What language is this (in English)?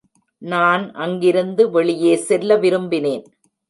Tamil